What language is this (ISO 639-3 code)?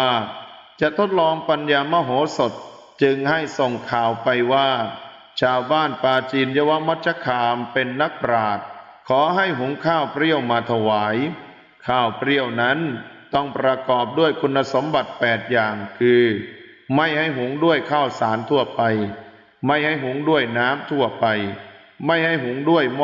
tha